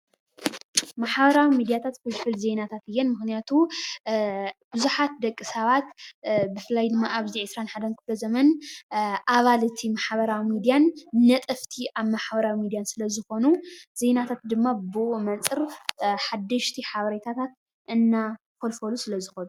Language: Tigrinya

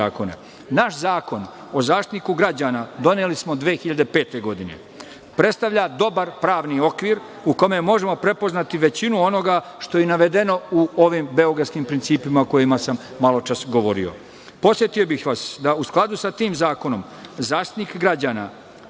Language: Serbian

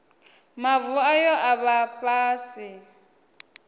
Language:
Venda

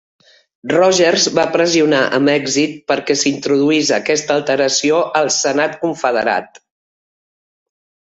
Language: Catalan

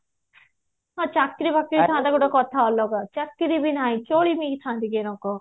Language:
Odia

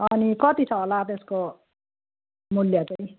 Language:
Nepali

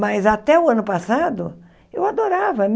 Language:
Portuguese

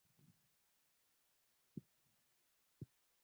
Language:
Swahili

